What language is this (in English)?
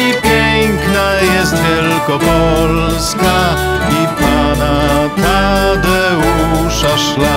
Polish